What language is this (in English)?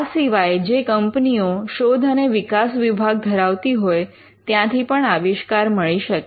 Gujarati